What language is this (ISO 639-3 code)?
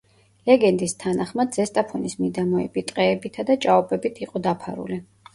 kat